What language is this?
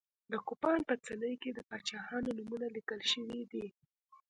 Pashto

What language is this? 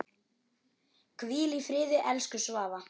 Icelandic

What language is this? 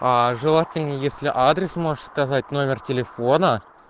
Russian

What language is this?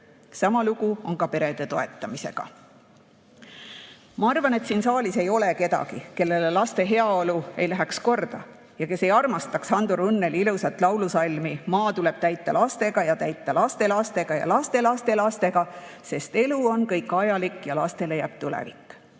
Estonian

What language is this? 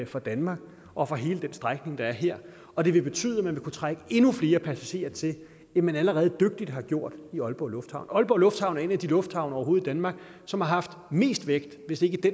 Danish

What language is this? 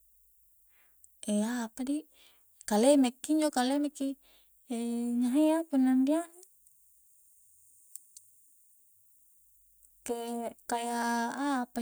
Coastal Konjo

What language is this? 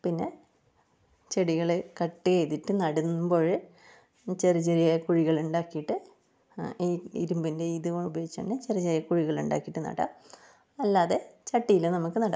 Malayalam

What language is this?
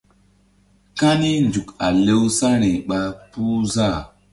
Mbum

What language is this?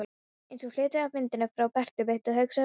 Icelandic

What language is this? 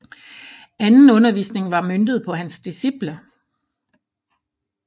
Danish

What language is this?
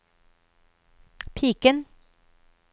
Norwegian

